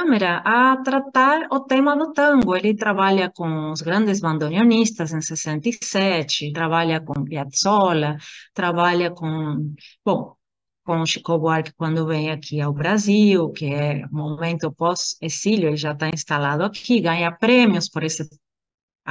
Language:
Portuguese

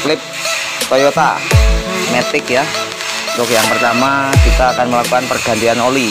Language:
Indonesian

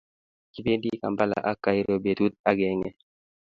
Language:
Kalenjin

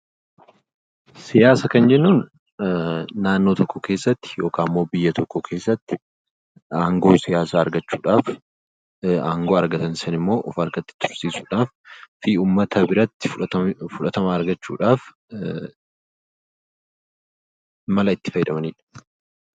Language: Oromo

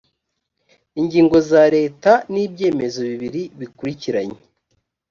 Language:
Kinyarwanda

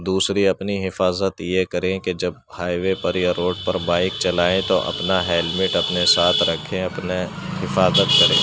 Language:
Urdu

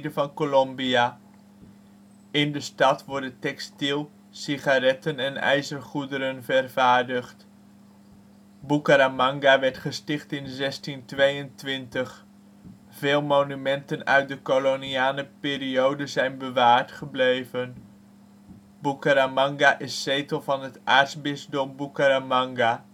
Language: Dutch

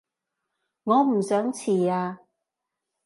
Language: Cantonese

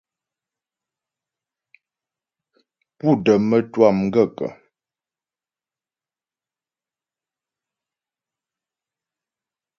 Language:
Ghomala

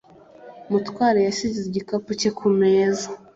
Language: Kinyarwanda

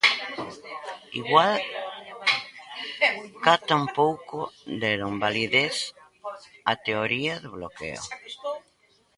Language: Galician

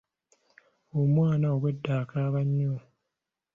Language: Ganda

